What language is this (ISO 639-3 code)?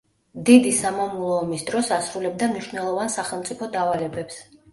kat